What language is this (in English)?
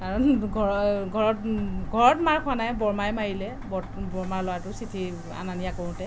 Assamese